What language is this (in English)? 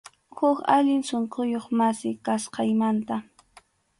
Arequipa-La Unión Quechua